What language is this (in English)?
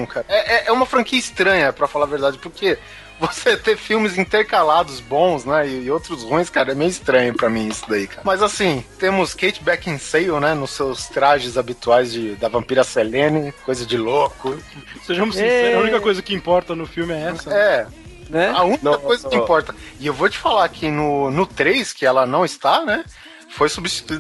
Portuguese